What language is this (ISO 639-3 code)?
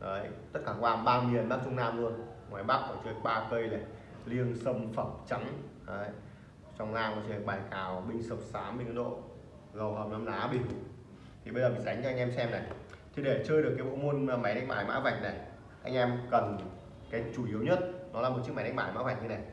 vie